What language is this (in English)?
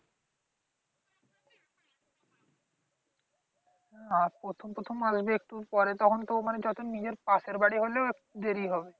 Bangla